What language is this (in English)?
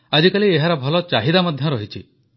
Odia